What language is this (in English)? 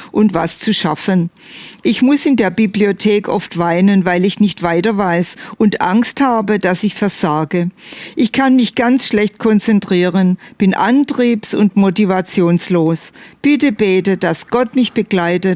German